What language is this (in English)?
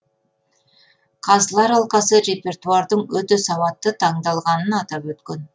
Kazakh